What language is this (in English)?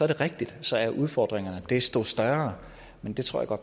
Danish